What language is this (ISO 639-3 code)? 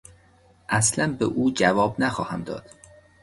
fas